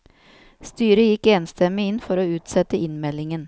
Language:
Norwegian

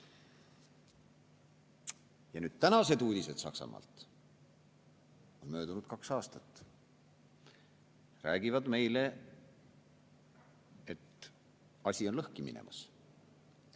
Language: Estonian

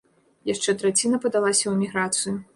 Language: Belarusian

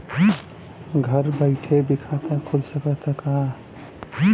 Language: Bhojpuri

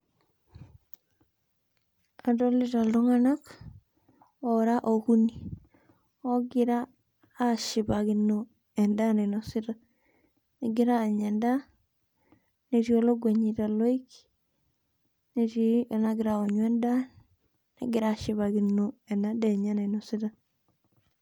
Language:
Masai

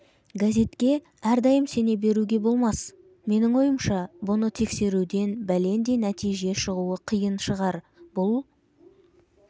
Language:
Kazakh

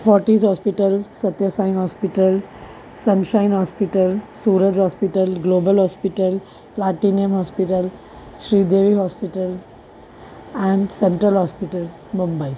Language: Sindhi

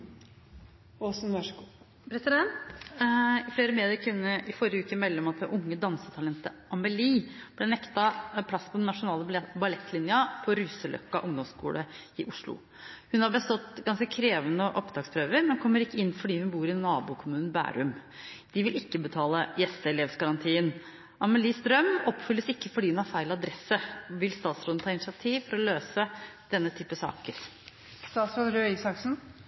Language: Norwegian Bokmål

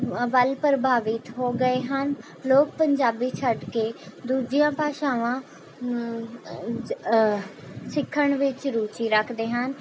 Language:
Punjabi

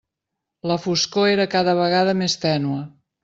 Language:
Catalan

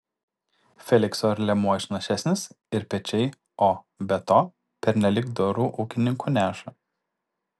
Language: Lithuanian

